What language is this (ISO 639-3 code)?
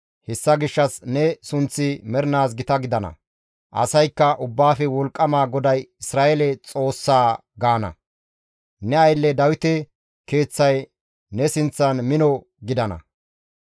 gmv